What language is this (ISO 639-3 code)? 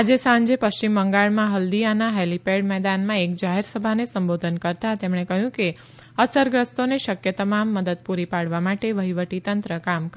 guj